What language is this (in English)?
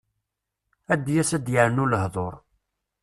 Kabyle